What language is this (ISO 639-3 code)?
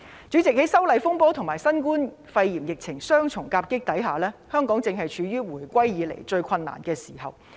yue